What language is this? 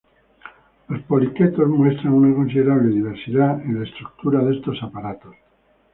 Spanish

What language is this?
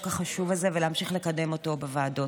Hebrew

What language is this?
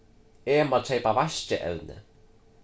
Faroese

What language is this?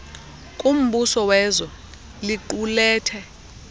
Xhosa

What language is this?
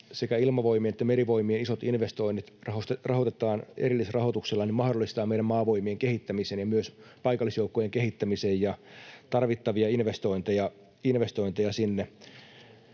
Finnish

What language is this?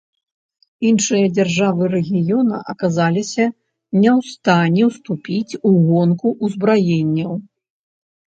Belarusian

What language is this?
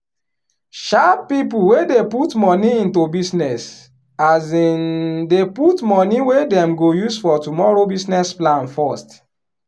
Nigerian Pidgin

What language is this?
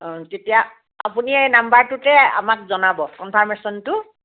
Assamese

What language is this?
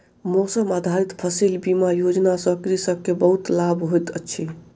Maithili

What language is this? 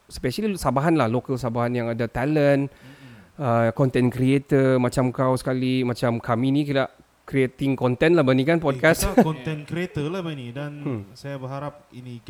Malay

